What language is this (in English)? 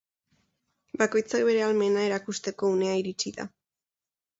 Basque